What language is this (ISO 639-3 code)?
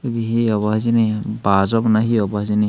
ccp